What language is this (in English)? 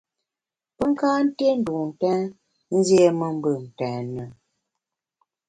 Bamun